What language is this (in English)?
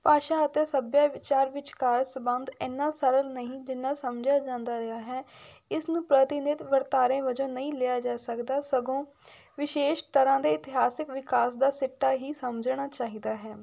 Punjabi